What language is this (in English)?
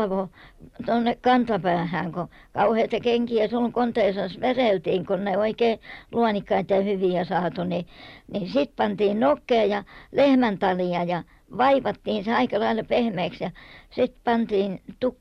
Finnish